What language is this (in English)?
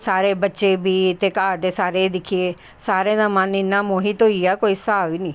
Dogri